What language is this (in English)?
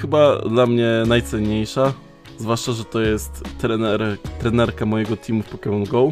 Polish